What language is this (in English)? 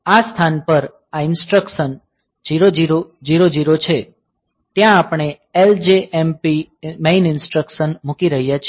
Gujarati